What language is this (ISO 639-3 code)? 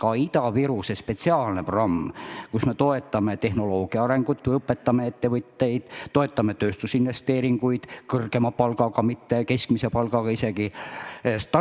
est